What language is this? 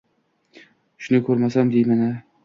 Uzbek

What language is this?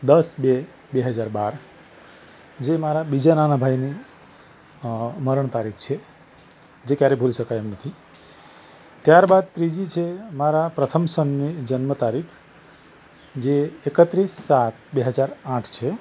Gujarati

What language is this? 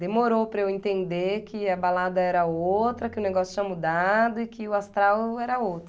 Portuguese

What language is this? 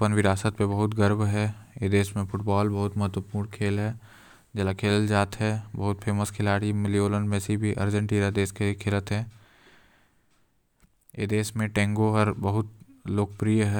Korwa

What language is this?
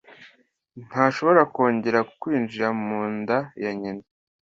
Kinyarwanda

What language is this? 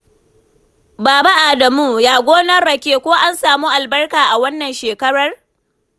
Hausa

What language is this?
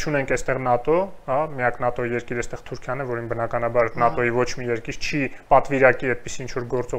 Romanian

